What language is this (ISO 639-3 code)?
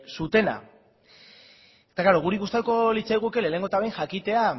eus